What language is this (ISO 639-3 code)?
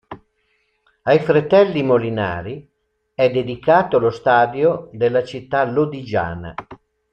ita